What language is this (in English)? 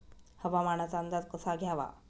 Marathi